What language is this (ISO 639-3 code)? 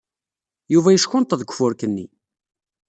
kab